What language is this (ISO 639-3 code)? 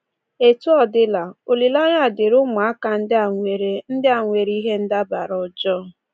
ibo